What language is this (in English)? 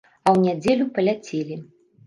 Belarusian